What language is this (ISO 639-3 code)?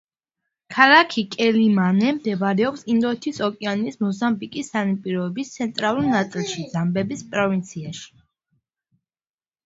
kat